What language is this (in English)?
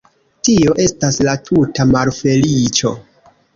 Esperanto